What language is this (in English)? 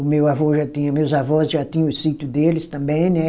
Portuguese